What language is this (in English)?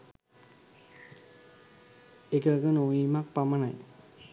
Sinhala